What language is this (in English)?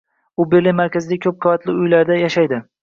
Uzbek